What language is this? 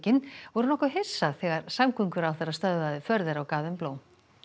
Icelandic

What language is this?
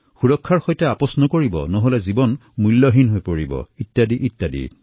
Assamese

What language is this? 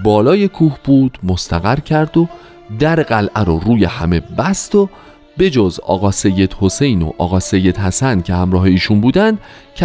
Persian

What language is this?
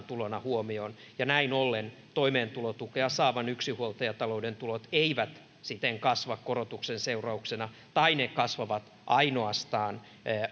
Finnish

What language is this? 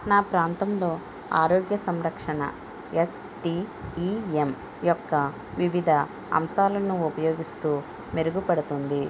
Telugu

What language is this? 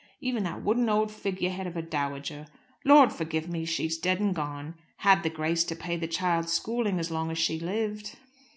English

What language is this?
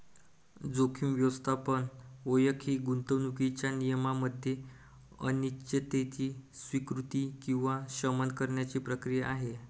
Marathi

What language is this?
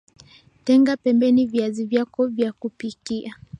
Swahili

